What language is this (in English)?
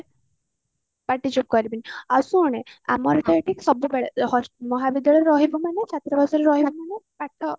Odia